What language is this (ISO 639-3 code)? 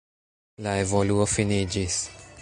epo